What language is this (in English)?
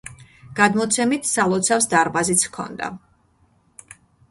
Georgian